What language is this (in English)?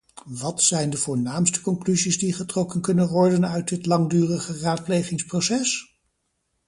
Dutch